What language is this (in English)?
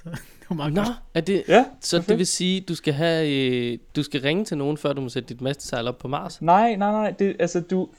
Danish